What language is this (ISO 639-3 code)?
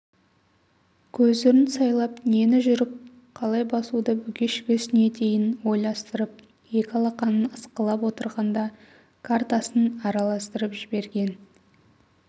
kaz